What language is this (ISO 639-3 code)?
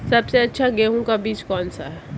hin